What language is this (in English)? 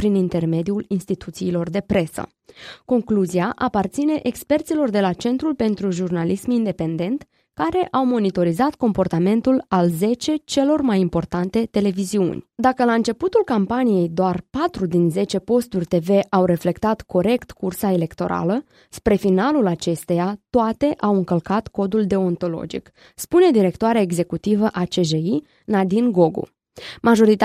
Romanian